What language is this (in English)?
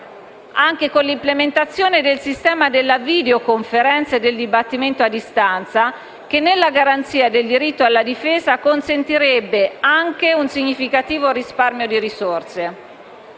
Italian